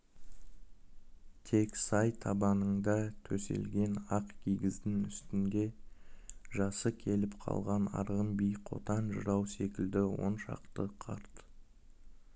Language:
Kazakh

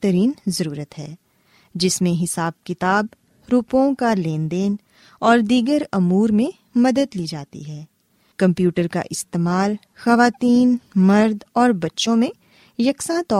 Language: Urdu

